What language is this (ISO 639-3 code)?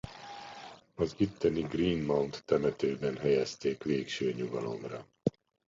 hun